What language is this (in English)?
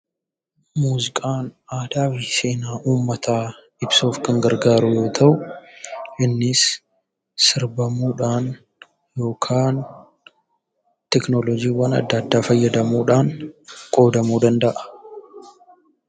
Oromo